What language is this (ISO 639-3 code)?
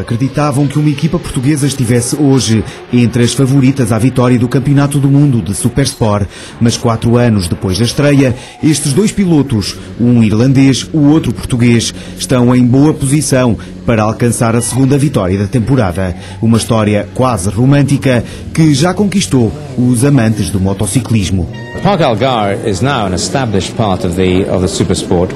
por